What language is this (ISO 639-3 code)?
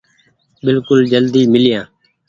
gig